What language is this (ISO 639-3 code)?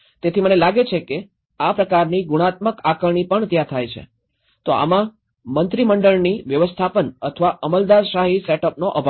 guj